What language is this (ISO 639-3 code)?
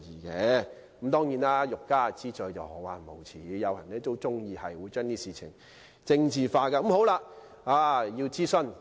yue